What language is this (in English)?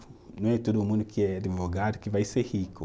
Portuguese